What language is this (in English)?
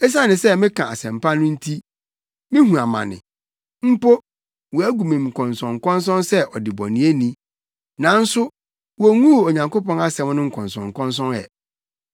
Akan